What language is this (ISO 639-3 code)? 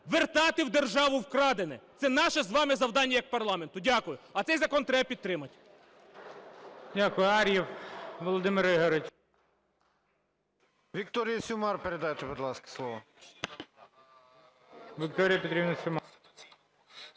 ukr